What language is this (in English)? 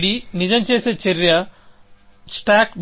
Telugu